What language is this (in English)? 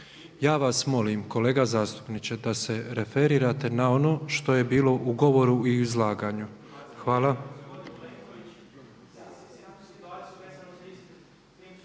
Croatian